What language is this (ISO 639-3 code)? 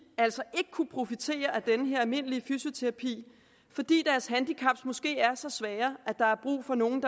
dan